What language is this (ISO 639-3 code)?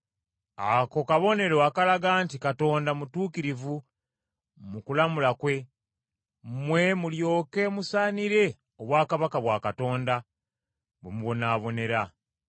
lug